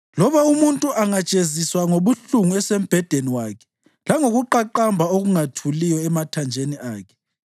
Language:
North Ndebele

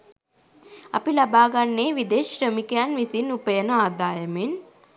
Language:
Sinhala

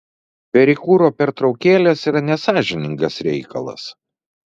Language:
Lithuanian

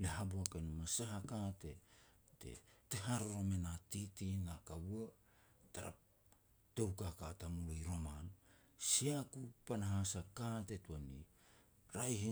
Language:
Petats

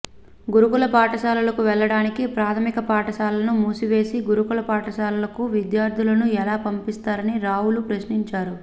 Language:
Telugu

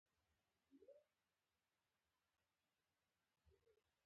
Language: Pashto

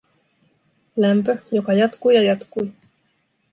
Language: Finnish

